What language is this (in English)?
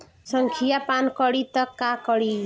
Bhojpuri